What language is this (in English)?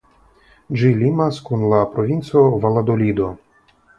Esperanto